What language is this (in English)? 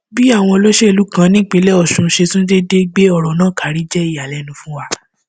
Yoruba